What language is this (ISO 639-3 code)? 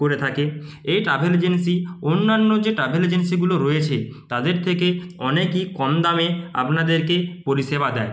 ben